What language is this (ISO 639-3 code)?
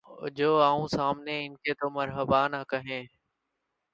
urd